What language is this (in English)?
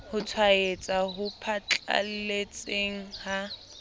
Southern Sotho